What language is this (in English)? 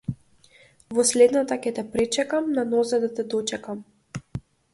Macedonian